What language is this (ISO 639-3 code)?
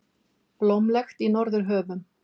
isl